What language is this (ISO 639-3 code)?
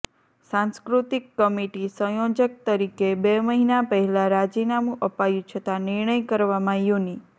guj